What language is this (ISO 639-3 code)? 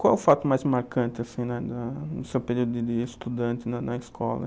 por